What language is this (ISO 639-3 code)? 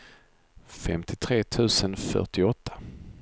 swe